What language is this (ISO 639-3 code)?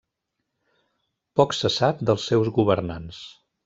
cat